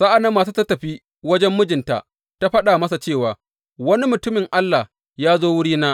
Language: Hausa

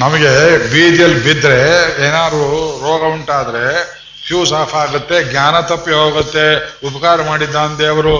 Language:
Kannada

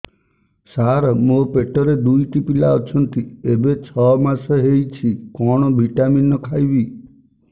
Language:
Odia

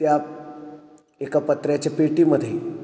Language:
Marathi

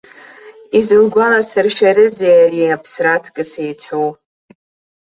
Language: Abkhazian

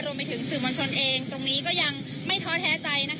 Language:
Thai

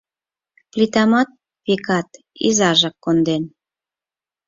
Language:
Mari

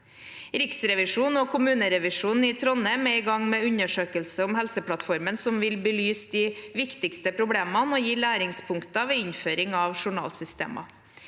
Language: Norwegian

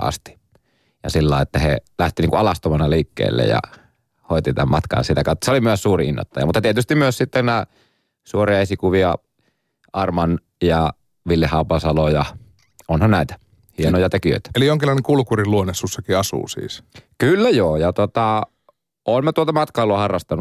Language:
Finnish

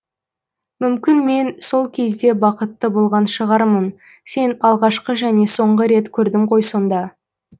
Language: Kazakh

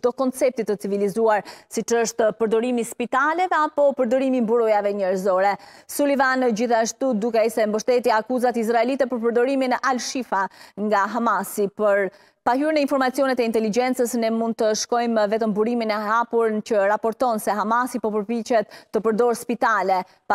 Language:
Romanian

